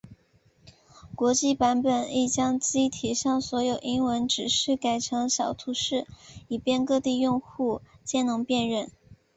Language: Chinese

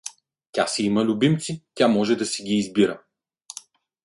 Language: Bulgarian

